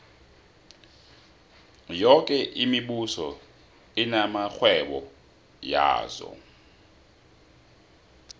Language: South Ndebele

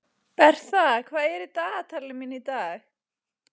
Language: Icelandic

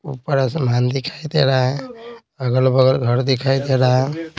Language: Hindi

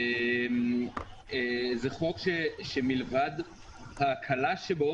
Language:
Hebrew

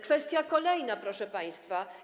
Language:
Polish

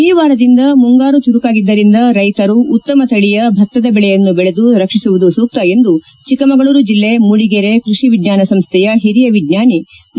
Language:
Kannada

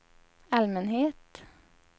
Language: Swedish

